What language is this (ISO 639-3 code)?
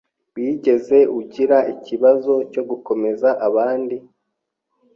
kin